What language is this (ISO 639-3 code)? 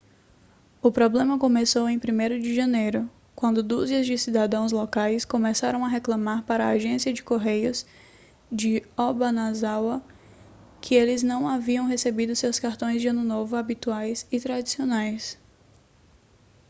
por